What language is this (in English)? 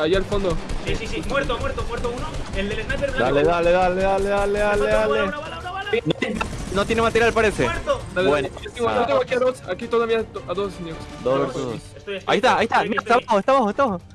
Spanish